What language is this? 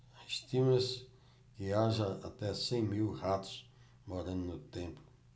Portuguese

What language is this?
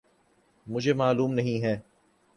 Urdu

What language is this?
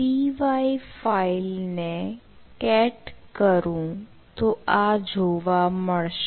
Gujarati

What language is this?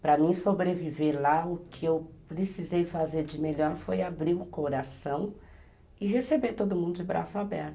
Portuguese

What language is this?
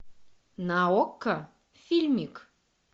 Russian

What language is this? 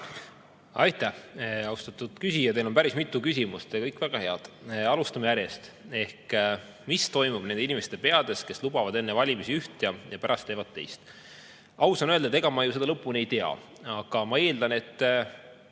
Estonian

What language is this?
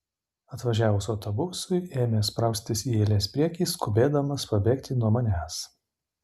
Lithuanian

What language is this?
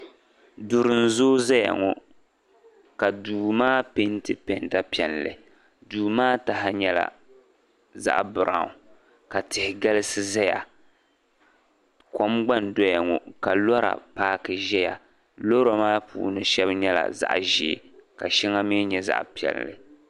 Dagbani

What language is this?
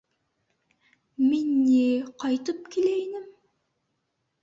Bashkir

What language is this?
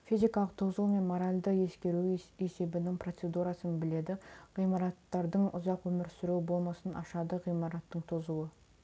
Kazakh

